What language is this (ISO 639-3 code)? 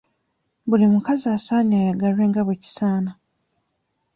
lug